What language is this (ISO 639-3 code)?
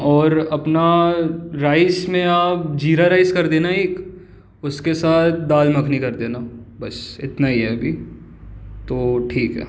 hin